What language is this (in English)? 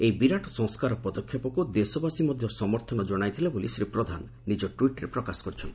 Odia